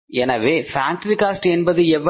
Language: Tamil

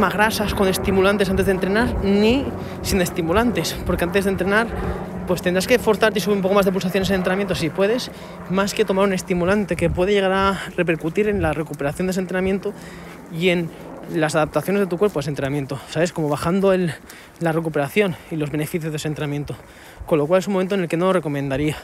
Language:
Spanish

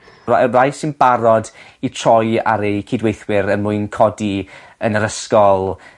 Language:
Welsh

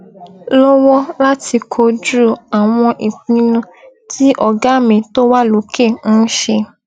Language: Yoruba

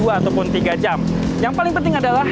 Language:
Indonesian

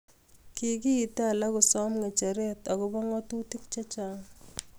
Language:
Kalenjin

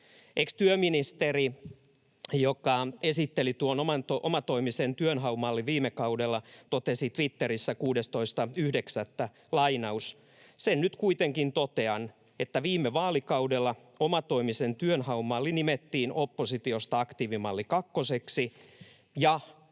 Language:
Finnish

